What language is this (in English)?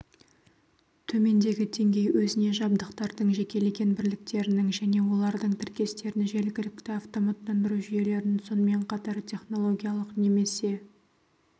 Kazakh